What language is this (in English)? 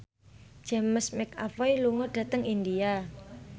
Javanese